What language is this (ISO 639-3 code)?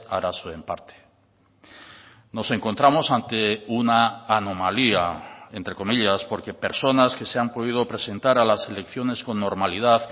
spa